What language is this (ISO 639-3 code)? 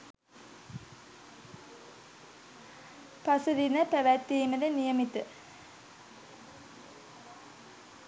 sin